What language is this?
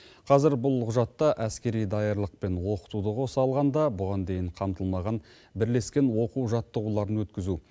Kazakh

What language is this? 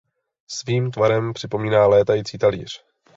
Czech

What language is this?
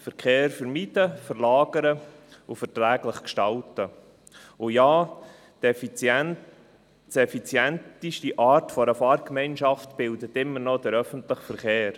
Swiss German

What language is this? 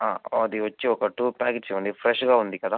Telugu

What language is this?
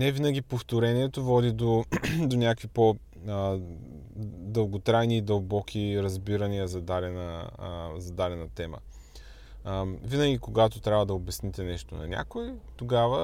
Bulgarian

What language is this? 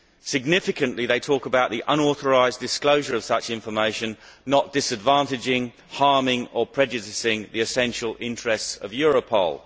English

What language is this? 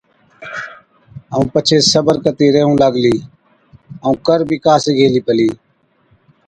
Od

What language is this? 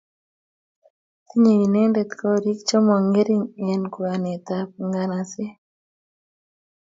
Kalenjin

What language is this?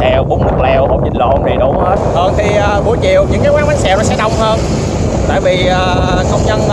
Vietnamese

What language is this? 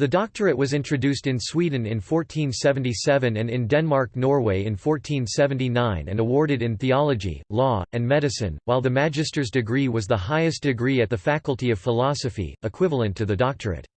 English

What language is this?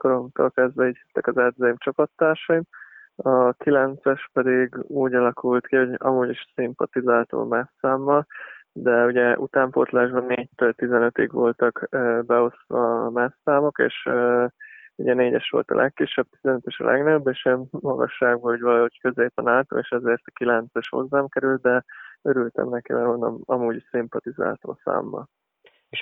Hungarian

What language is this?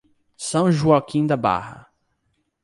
Portuguese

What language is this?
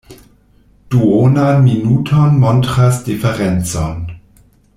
Esperanto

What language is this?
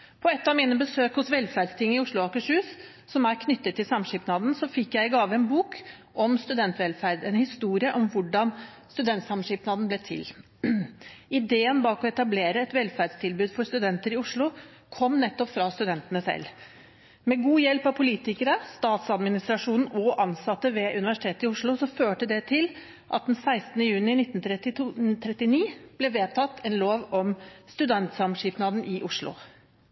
Norwegian Bokmål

